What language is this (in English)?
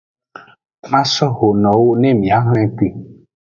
Aja (Benin)